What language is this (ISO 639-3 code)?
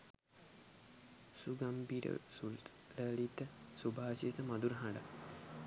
sin